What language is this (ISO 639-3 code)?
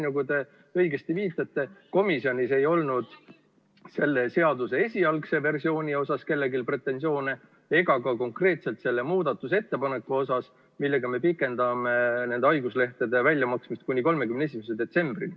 est